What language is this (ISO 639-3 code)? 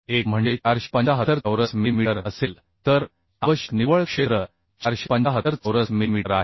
mar